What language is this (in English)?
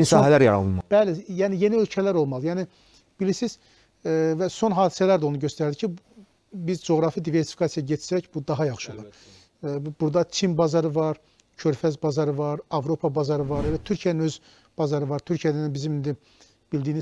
Turkish